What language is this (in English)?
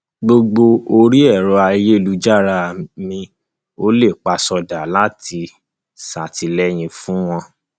Yoruba